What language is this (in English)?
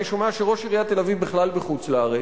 Hebrew